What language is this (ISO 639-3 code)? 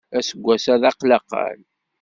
kab